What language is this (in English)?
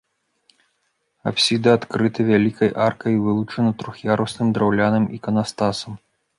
Belarusian